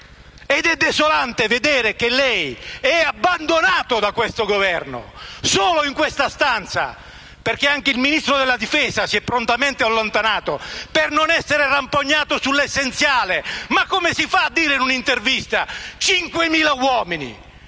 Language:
Italian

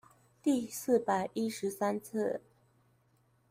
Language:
Chinese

